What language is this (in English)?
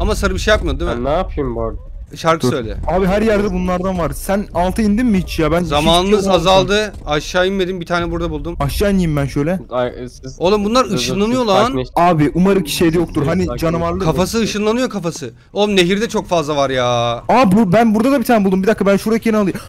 Turkish